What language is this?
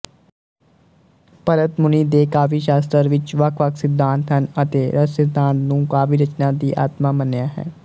Punjabi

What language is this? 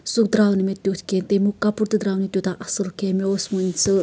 Kashmiri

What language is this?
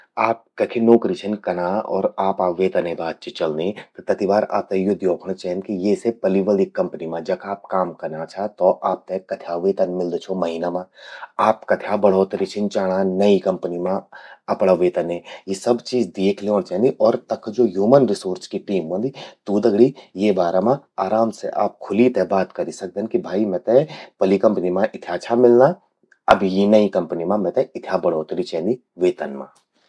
Garhwali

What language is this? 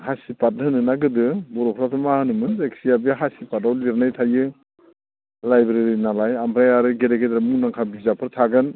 Bodo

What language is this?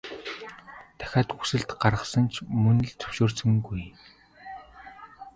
Mongolian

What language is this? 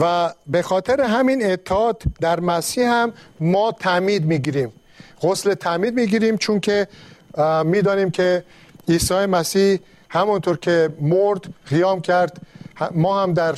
Persian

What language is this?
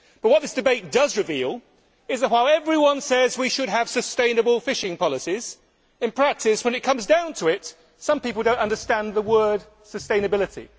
English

